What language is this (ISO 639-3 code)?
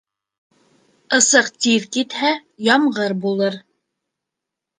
bak